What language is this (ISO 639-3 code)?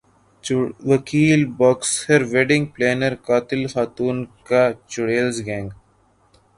urd